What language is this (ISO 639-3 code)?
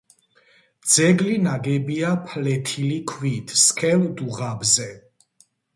kat